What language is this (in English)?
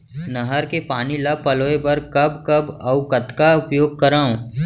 Chhattisgarhi